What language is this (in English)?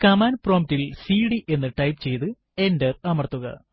Malayalam